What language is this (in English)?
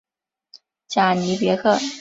Chinese